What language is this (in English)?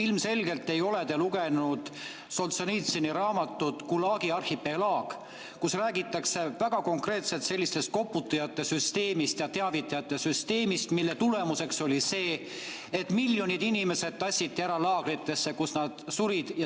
Estonian